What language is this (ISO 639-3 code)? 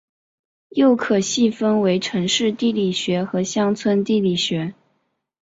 zho